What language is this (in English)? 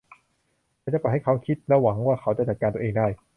Thai